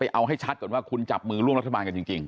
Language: Thai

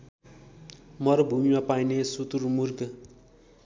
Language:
Nepali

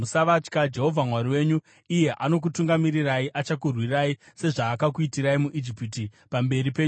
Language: Shona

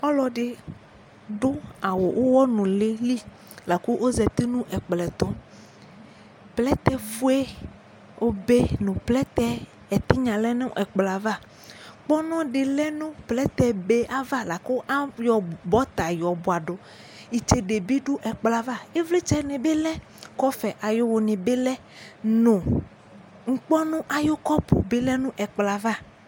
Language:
Ikposo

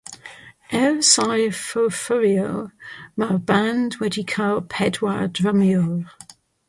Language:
Welsh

